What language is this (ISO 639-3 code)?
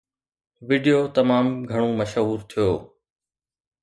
snd